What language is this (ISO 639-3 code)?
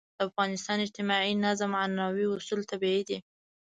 pus